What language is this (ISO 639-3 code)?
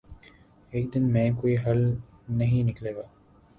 urd